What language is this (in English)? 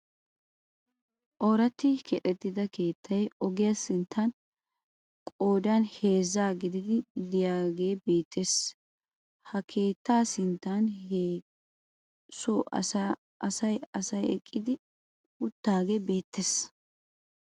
Wolaytta